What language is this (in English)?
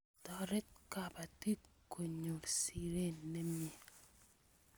Kalenjin